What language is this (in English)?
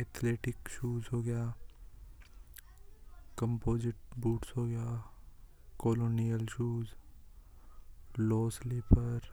Hadothi